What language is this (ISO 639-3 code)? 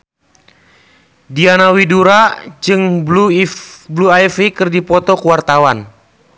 sun